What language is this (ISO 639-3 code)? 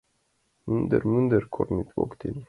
chm